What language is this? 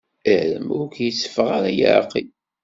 Kabyle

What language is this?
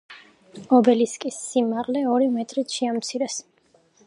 Georgian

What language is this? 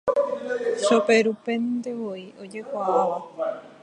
Guarani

